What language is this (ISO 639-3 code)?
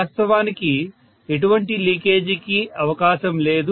tel